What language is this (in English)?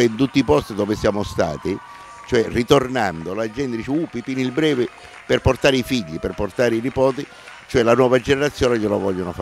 Italian